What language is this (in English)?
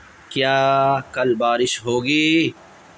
Urdu